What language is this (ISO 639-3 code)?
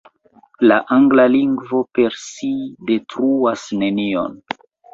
epo